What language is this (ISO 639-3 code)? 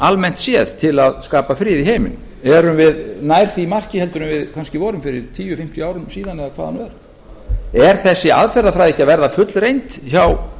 isl